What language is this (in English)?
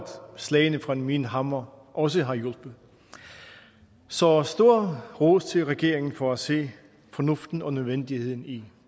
Danish